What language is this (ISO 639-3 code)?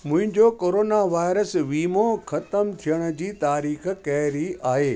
snd